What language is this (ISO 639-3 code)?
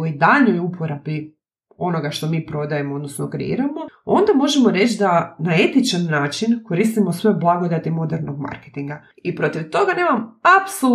hrv